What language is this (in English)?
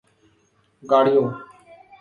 Urdu